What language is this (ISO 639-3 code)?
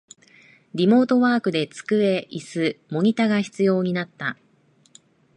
jpn